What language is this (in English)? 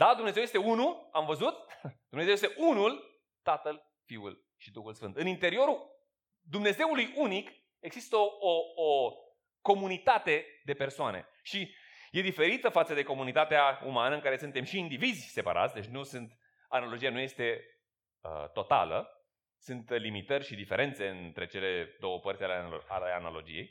Romanian